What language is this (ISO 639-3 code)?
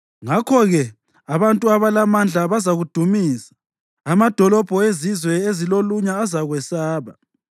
nde